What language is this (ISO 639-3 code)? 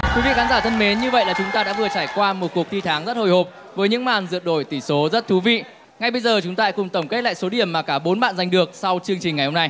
vie